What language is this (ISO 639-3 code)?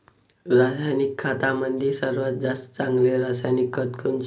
mar